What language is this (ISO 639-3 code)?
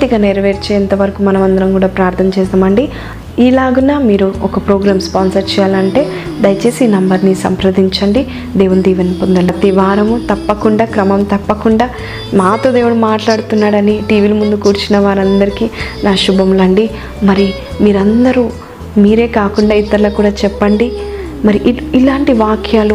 tel